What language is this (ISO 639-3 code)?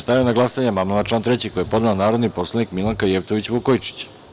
srp